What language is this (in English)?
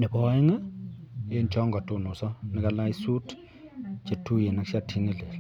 Kalenjin